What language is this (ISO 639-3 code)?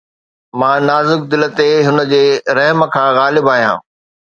snd